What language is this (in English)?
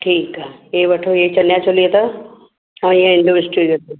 Sindhi